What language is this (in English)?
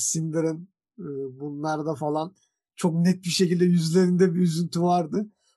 Turkish